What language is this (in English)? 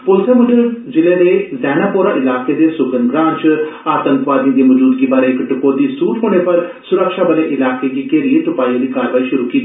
Dogri